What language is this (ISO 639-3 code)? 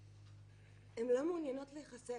heb